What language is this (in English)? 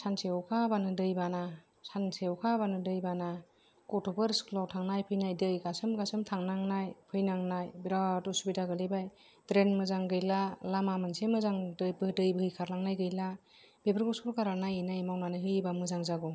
Bodo